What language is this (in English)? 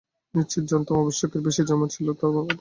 Bangla